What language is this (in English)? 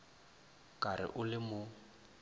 Northern Sotho